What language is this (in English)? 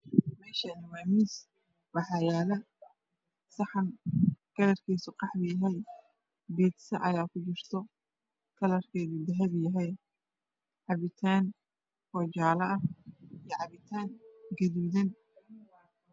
Somali